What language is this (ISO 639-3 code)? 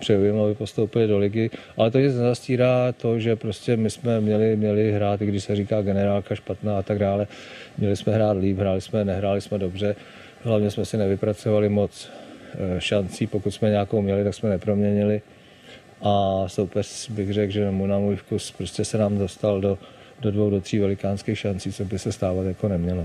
ces